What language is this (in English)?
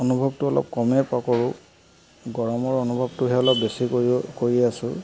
Assamese